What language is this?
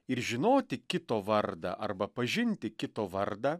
Lithuanian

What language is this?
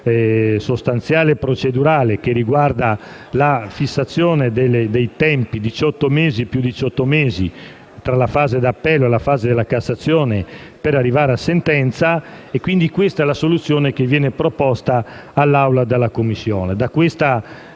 Italian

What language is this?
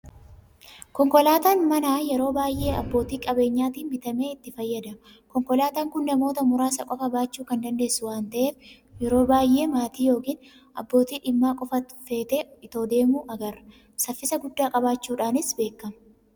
Oromo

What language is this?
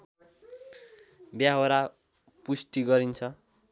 Nepali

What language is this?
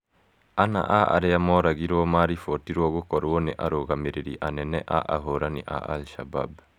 Kikuyu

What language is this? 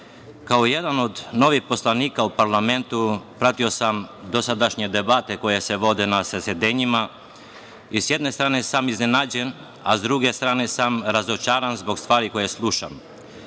Serbian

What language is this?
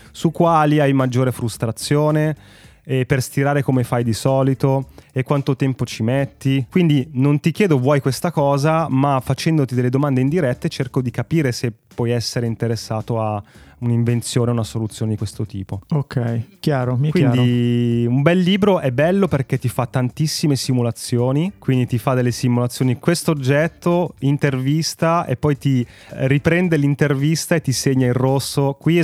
Italian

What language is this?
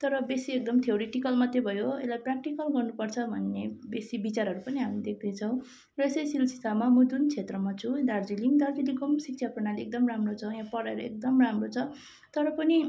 Nepali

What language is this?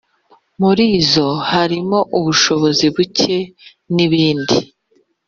Kinyarwanda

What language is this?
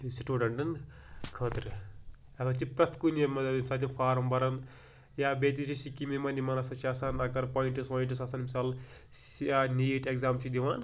Kashmiri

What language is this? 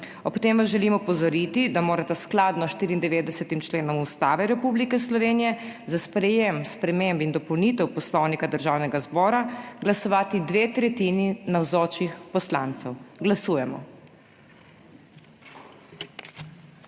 Slovenian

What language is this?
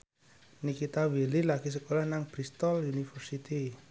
Javanese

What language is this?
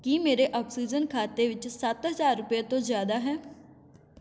Punjabi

